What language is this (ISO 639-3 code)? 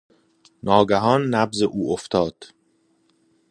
fas